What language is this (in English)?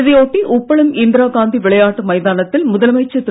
Tamil